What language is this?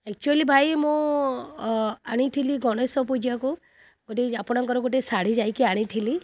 Odia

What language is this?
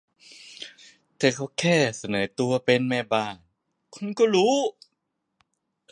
Thai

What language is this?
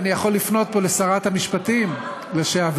Hebrew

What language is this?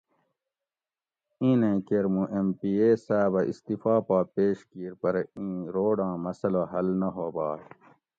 Gawri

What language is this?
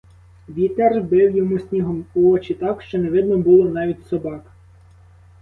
Ukrainian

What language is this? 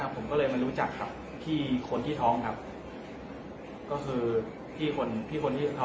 Thai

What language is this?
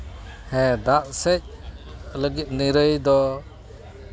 Santali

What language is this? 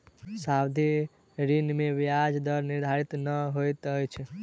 Maithili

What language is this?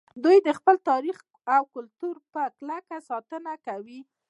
Pashto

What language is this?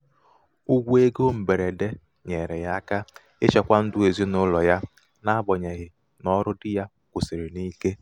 Igbo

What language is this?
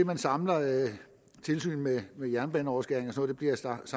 Danish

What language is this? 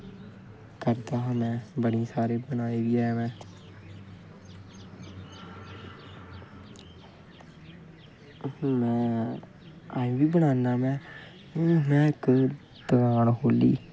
Dogri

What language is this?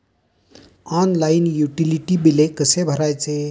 Marathi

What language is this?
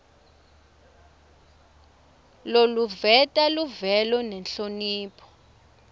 Swati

